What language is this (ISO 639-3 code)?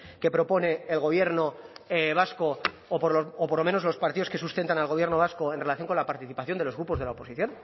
spa